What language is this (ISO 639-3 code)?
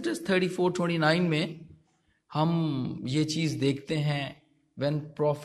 hin